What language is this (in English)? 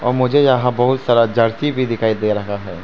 Hindi